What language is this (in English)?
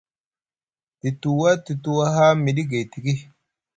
Musgu